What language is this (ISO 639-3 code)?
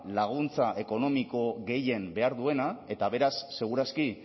eus